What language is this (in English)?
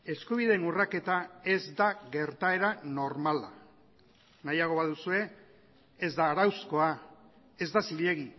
Basque